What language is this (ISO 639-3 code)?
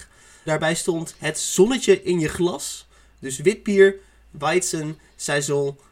nld